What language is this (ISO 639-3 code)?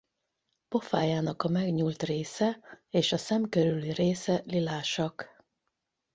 hun